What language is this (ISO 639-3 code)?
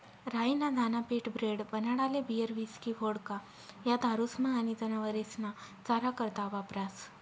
mar